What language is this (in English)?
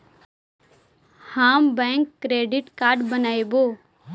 Magahi